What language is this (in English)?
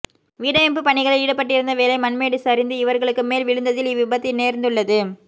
Tamil